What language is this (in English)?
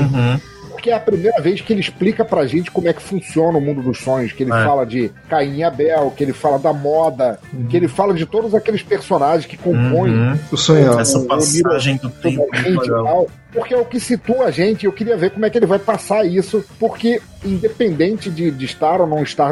Portuguese